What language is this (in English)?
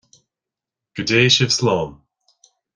Irish